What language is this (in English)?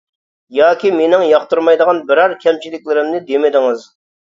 Uyghur